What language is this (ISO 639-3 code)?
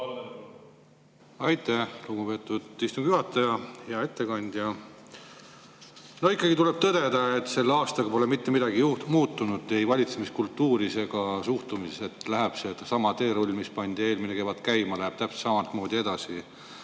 est